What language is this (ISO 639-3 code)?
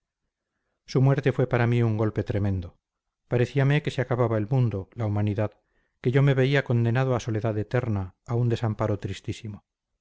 spa